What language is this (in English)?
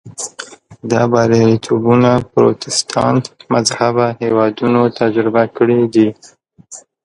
Pashto